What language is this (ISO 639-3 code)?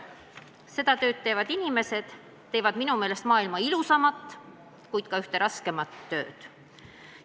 est